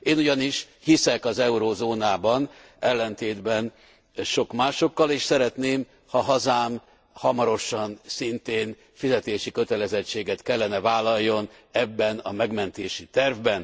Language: Hungarian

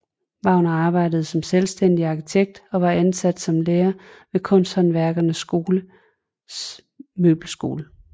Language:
Danish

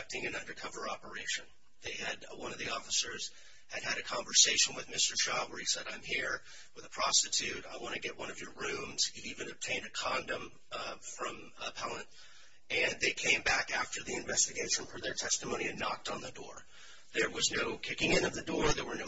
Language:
English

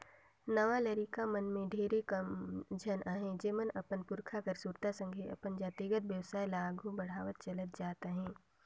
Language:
Chhattisgarhi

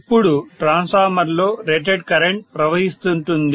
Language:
Telugu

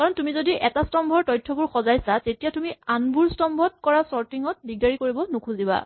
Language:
Assamese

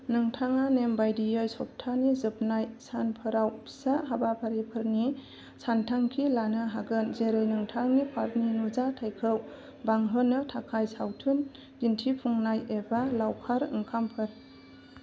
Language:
Bodo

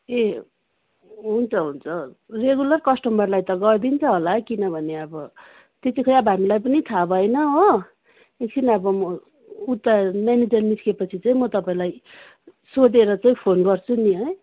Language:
Nepali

